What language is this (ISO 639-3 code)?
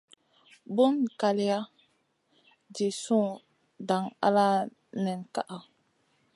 mcn